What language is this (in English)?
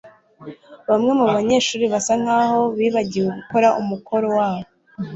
Kinyarwanda